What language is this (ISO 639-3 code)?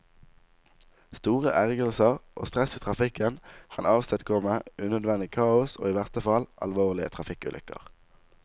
nor